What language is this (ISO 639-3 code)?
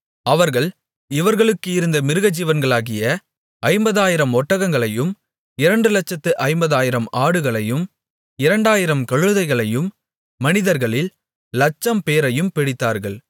tam